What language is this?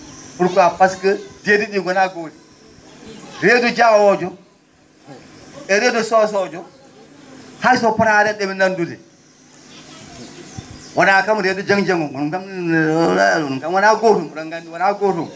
Fula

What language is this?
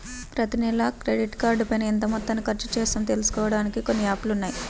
Telugu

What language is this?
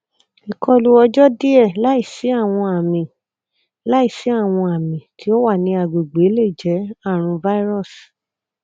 Yoruba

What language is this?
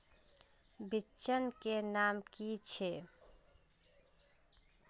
Magahi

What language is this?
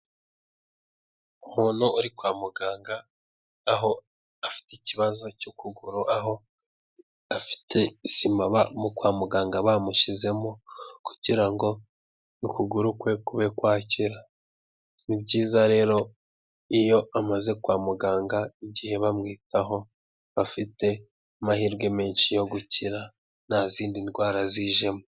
Kinyarwanda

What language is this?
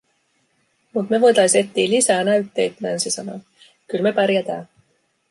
Finnish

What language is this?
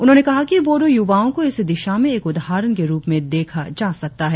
Hindi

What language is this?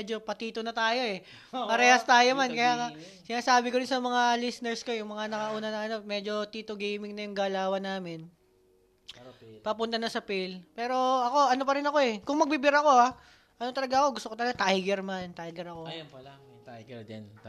Filipino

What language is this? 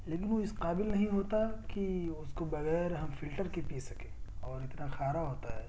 Urdu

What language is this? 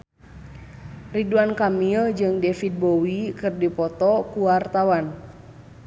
Sundanese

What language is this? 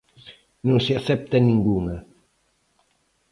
Galician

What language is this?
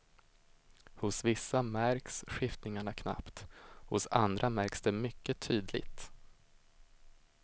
Swedish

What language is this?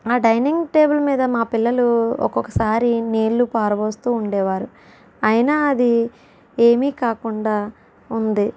Telugu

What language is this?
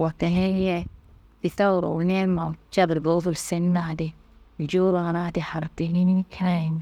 Kanembu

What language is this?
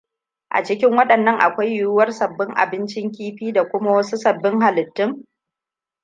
Hausa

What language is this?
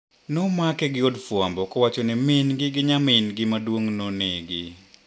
Luo (Kenya and Tanzania)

